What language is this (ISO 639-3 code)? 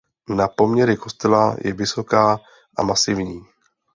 ces